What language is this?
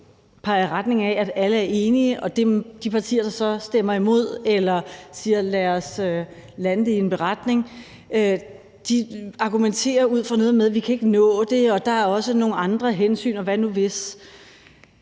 Danish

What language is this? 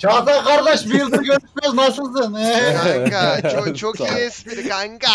Turkish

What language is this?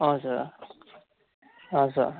Nepali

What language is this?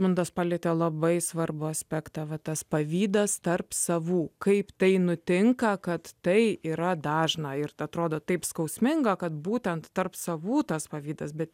Lithuanian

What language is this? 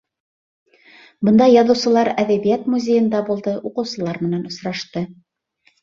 Bashkir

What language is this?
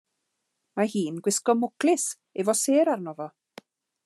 Welsh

